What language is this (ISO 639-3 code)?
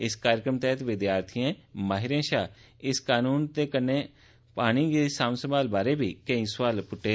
doi